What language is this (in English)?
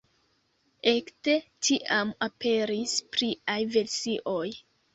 Esperanto